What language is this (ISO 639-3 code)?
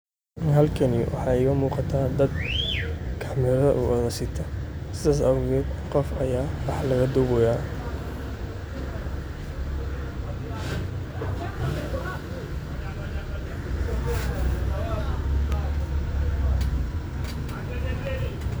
som